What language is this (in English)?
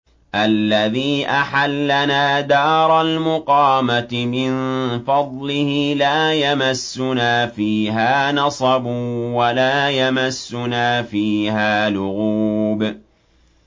Arabic